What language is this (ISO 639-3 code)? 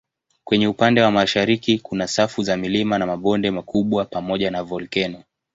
swa